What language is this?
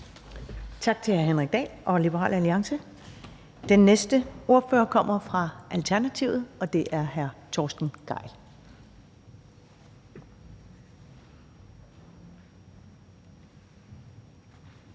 Danish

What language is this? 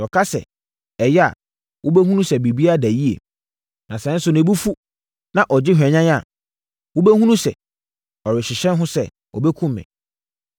Akan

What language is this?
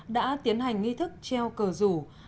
Vietnamese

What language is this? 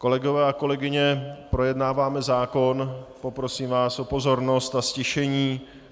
Czech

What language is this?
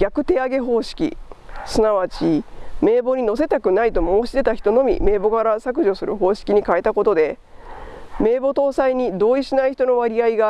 Japanese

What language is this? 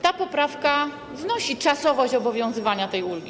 Polish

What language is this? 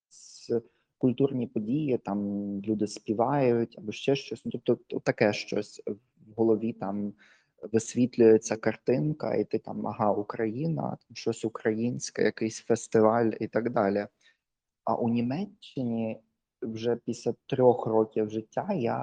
Ukrainian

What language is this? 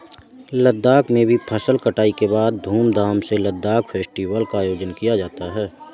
Hindi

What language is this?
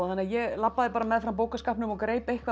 Icelandic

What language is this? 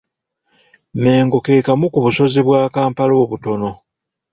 Ganda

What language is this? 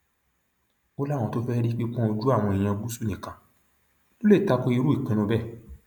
Yoruba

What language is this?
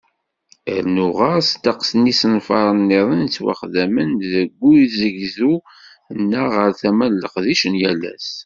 Kabyle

